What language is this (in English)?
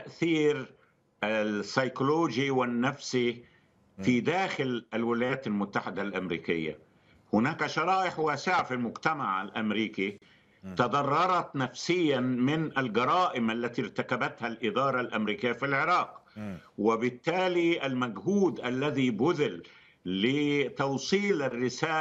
Arabic